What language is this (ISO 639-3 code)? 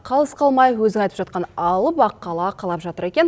kaz